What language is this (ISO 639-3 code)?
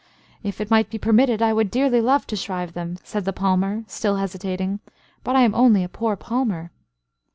eng